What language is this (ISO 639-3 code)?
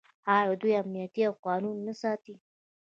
pus